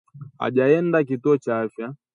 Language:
Swahili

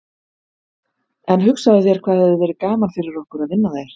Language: Icelandic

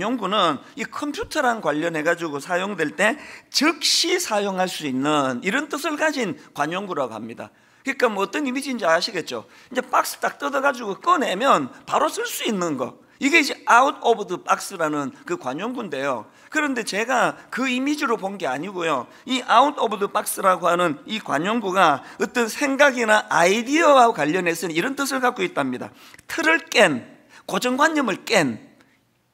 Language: Korean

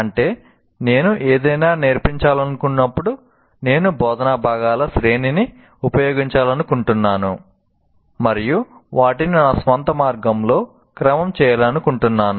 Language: Telugu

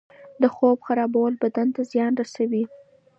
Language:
Pashto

